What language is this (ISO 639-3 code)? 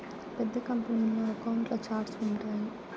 tel